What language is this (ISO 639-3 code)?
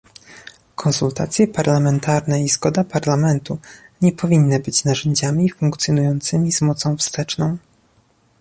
pol